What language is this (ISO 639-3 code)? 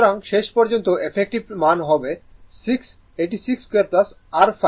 ben